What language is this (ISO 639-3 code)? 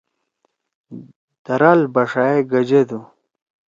trw